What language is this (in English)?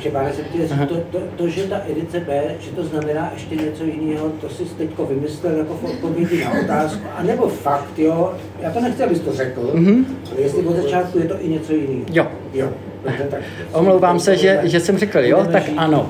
Czech